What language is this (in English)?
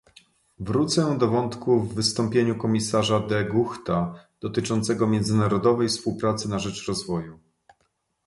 Polish